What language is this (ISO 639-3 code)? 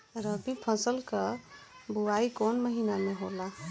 bho